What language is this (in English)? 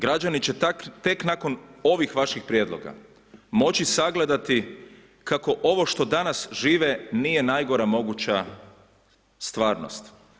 Croatian